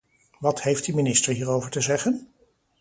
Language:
Dutch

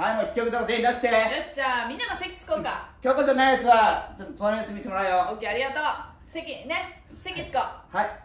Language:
Japanese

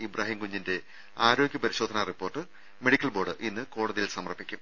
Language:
Malayalam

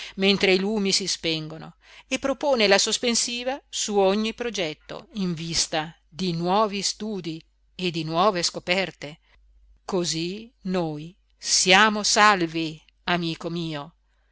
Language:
Italian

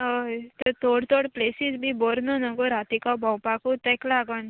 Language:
Konkani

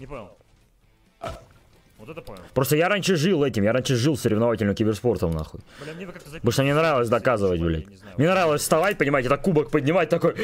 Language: Russian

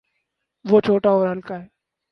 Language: Urdu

